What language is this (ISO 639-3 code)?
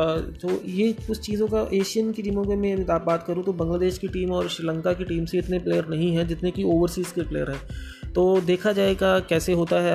hin